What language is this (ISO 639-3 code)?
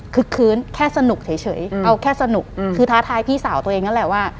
tha